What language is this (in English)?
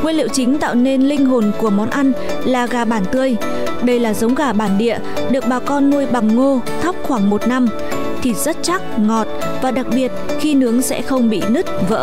Vietnamese